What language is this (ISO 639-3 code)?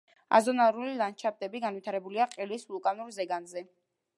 kat